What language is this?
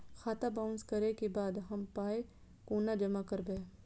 Maithili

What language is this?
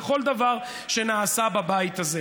Hebrew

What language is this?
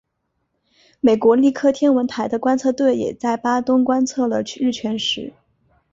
Chinese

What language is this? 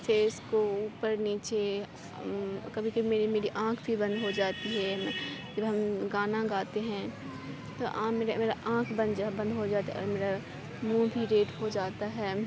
Urdu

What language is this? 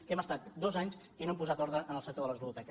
Catalan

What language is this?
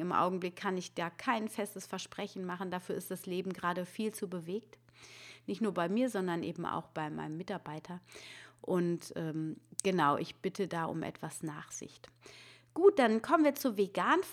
German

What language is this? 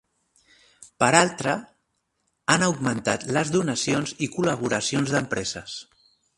Catalan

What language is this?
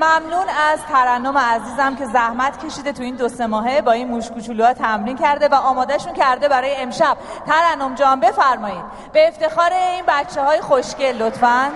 Persian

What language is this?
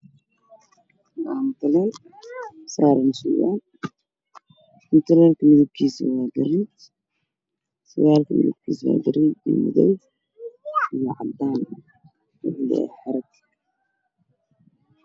Somali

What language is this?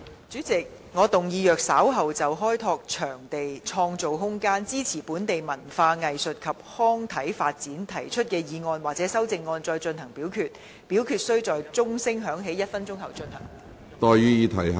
Cantonese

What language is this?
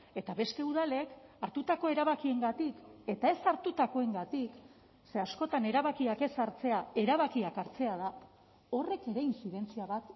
Basque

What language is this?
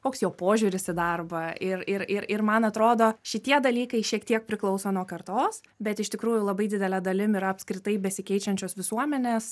Lithuanian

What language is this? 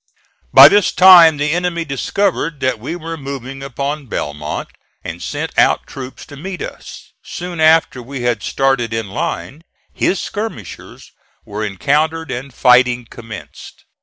English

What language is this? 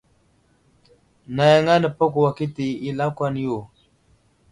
Wuzlam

